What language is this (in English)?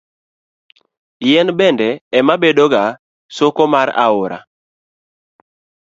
Luo (Kenya and Tanzania)